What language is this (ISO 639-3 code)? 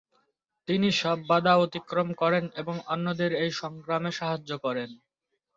ben